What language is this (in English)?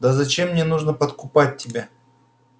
Russian